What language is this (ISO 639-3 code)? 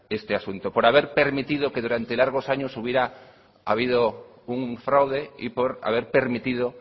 spa